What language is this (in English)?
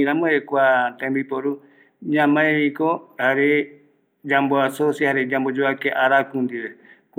Eastern Bolivian Guaraní